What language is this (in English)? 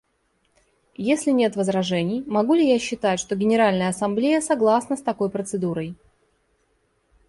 Russian